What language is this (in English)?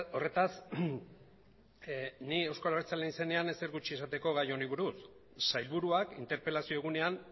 Basque